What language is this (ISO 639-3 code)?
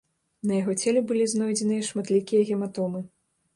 bel